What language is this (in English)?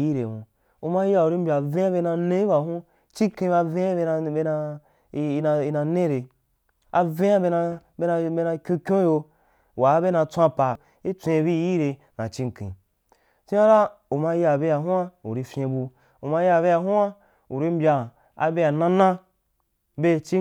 Wapan